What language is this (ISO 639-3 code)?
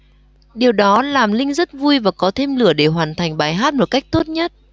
vie